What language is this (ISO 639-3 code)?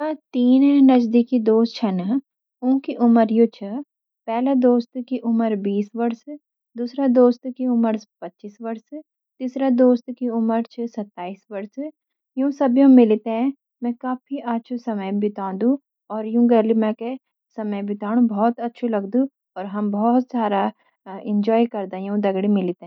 gbm